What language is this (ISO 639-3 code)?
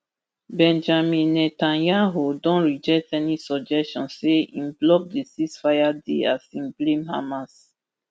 pcm